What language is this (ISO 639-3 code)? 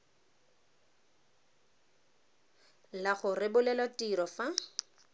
tsn